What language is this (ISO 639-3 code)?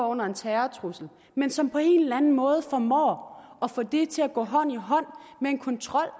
dan